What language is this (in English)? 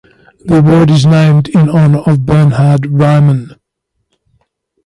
English